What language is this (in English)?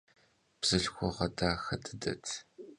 Kabardian